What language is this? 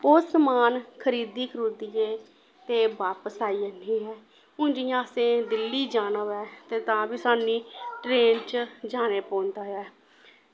Dogri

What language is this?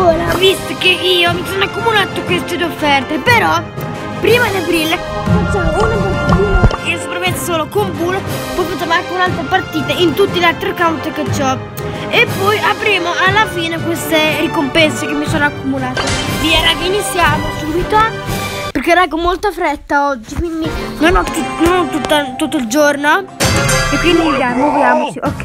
Italian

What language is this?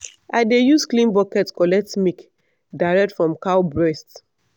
Nigerian Pidgin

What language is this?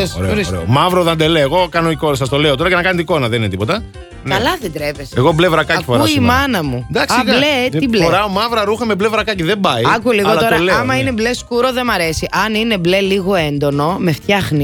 Greek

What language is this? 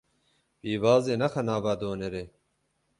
Kurdish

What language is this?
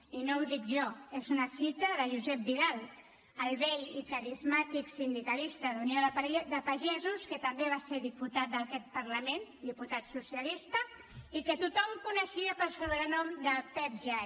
Catalan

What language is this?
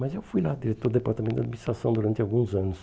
Portuguese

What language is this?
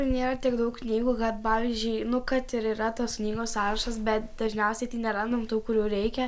Lithuanian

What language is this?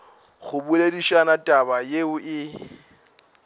Northern Sotho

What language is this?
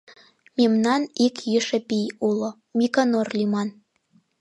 Mari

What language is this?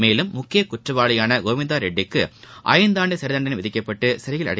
Tamil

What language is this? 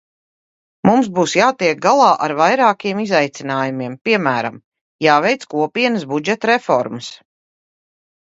Latvian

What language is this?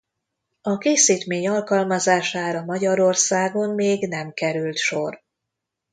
Hungarian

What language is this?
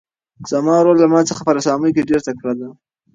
Pashto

